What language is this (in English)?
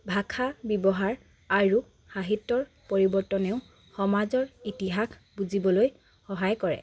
Assamese